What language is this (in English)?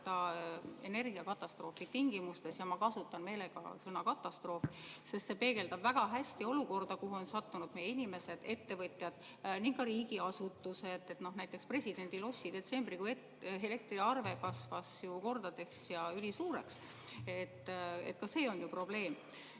Estonian